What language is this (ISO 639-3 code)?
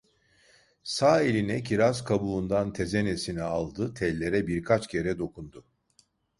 tur